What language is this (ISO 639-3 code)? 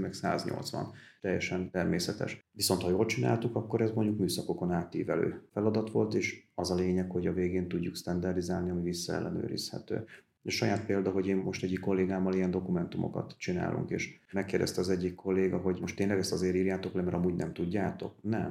hun